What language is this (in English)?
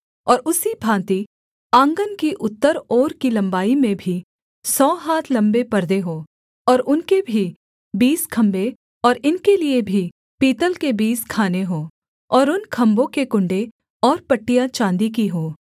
Hindi